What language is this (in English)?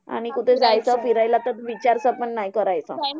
Marathi